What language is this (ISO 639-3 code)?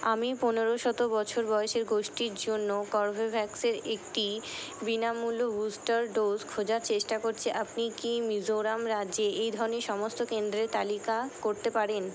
ben